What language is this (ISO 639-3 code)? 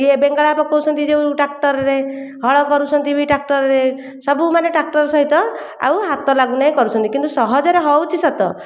ori